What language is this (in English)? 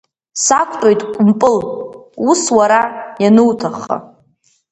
Abkhazian